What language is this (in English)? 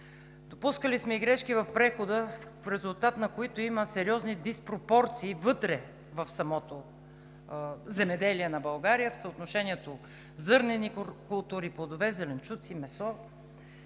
Bulgarian